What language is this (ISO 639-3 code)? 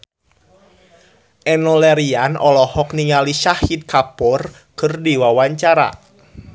sun